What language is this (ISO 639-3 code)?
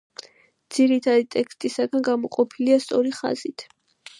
kat